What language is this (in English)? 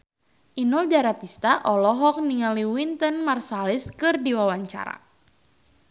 Sundanese